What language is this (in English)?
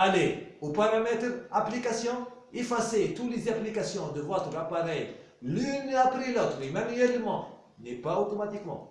French